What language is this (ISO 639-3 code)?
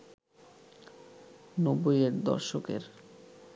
ben